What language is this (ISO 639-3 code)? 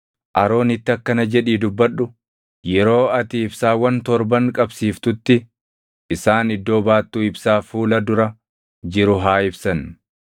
orm